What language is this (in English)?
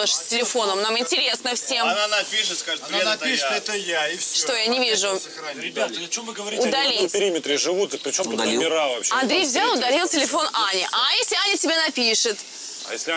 Russian